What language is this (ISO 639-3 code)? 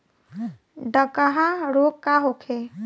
bho